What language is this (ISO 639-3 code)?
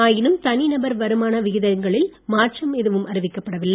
tam